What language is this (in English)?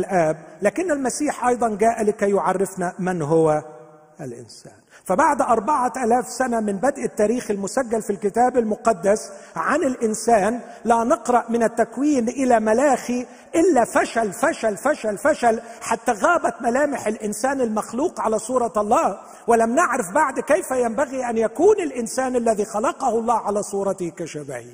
Arabic